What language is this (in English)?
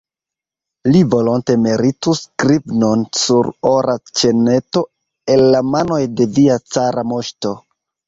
Esperanto